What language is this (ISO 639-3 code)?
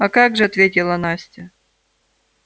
rus